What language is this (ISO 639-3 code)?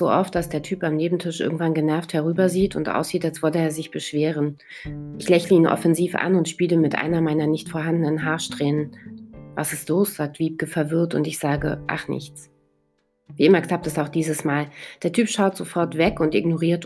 deu